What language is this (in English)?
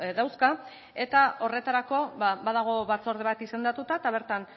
Basque